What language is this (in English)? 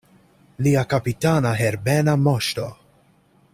Esperanto